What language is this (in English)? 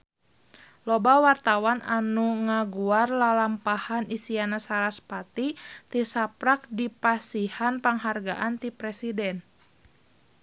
Sundanese